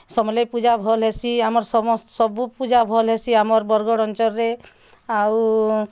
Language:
Odia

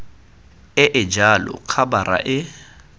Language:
Tswana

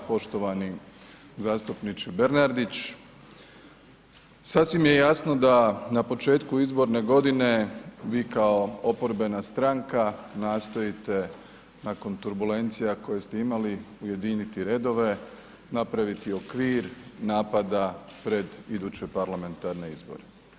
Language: Croatian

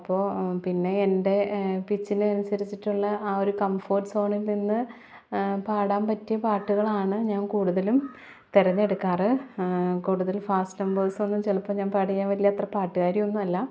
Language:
Malayalam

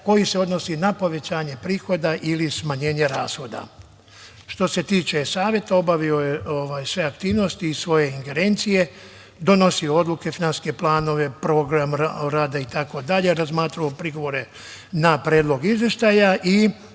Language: Serbian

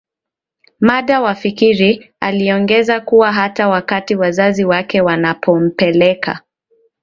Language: Swahili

